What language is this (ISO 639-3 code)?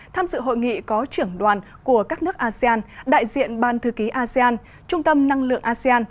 vie